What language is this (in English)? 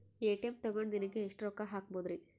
Kannada